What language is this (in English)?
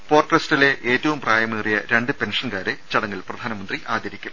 Malayalam